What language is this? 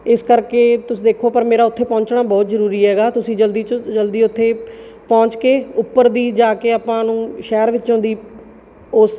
Punjabi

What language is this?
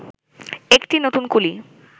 Bangla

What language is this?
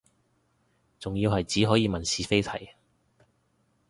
Cantonese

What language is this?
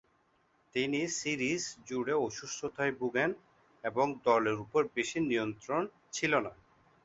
Bangla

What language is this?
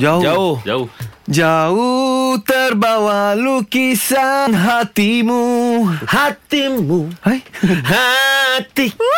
Malay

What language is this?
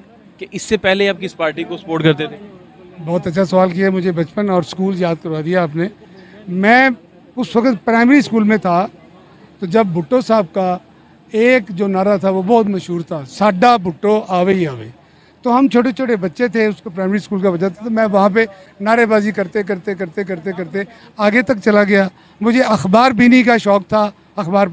Hindi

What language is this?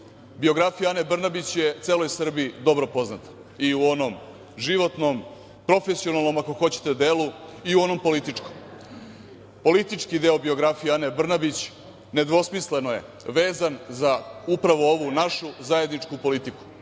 Serbian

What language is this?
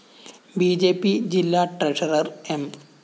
Malayalam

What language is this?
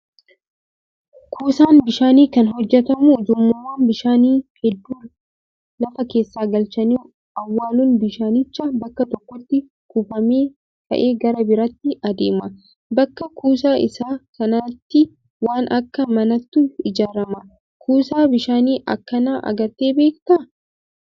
Oromo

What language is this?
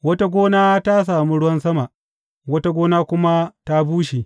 Hausa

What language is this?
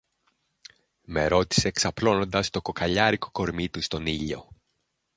Greek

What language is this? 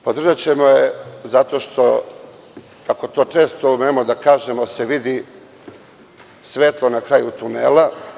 Serbian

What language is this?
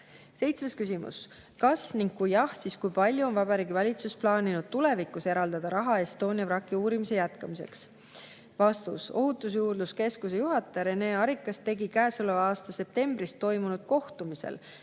Estonian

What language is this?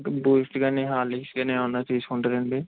Telugu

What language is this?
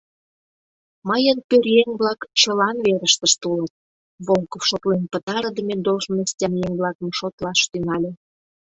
Mari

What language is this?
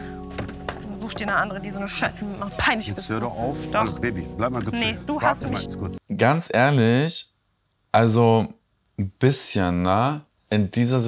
German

